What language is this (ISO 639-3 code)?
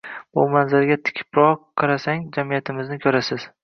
uzb